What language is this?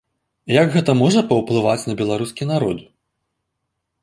Belarusian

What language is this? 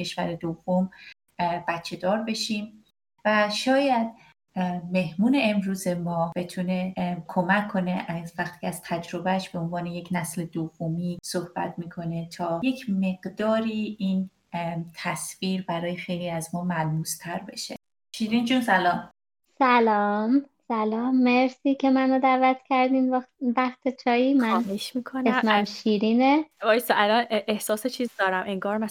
Persian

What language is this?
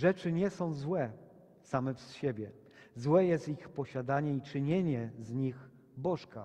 Polish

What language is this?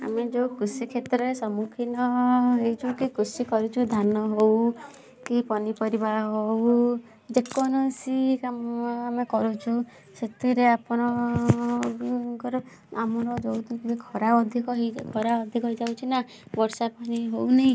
Odia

